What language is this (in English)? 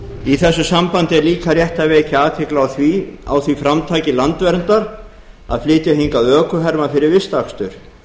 Icelandic